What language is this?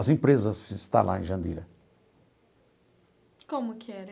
Portuguese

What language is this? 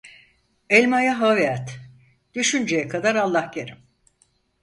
Turkish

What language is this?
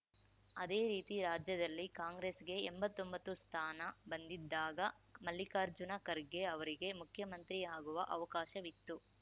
Kannada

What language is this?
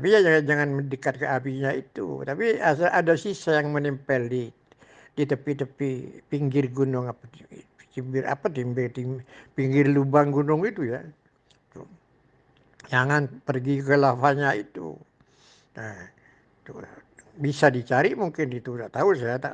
Indonesian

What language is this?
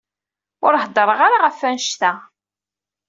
Kabyle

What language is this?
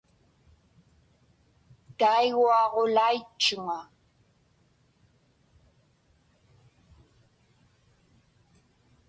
Inupiaq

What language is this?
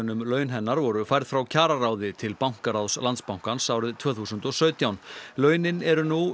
Icelandic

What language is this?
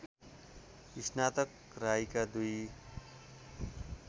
Nepali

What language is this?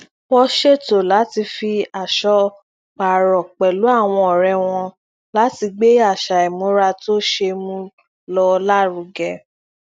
Yoruba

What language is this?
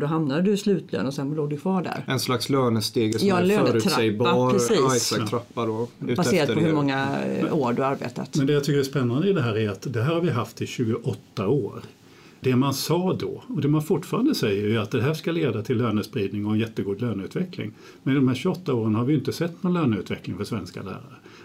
Swedish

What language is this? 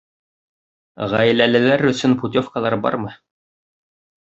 Bashkir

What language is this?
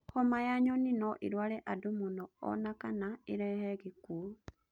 Kikuyu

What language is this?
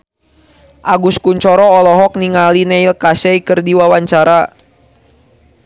Sundanese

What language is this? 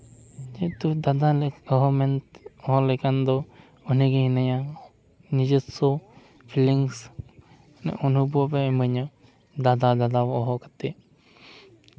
Santali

